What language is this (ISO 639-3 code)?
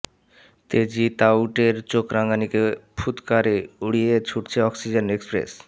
ben